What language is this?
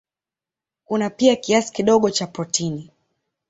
Swahili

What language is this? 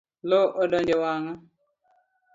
Luo (Kenya and Tanzania)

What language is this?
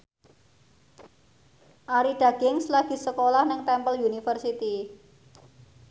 Javanese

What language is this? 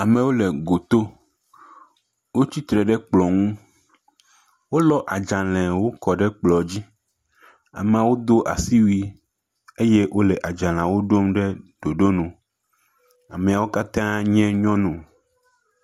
Ewe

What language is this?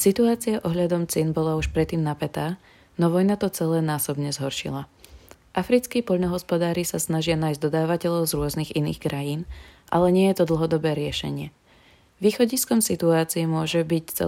Slovak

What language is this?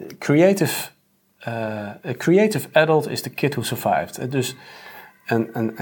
Dutch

